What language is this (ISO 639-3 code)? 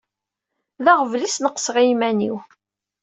kab